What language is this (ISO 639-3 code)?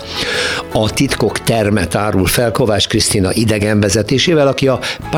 hun